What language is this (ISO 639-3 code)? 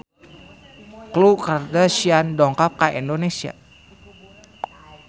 sun